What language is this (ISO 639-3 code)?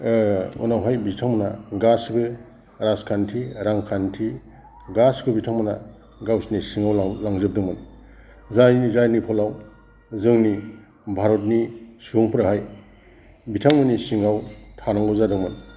brx